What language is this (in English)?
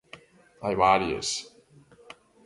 Galician